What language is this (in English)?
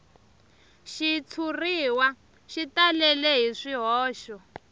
Tsonga